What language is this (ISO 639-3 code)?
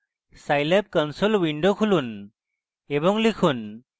ben